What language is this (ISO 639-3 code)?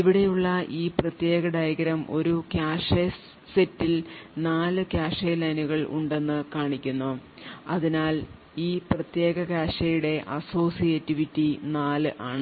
mal